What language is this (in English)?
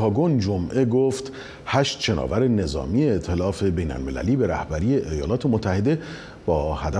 Persian